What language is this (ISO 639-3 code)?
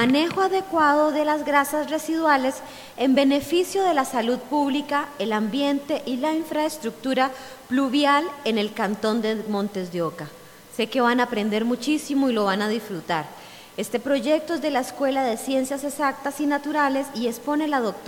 spa